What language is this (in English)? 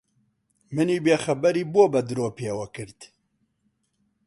Central Kurdish